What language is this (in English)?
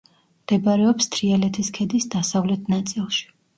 Georgian